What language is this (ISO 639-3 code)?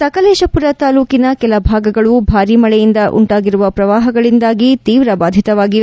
kan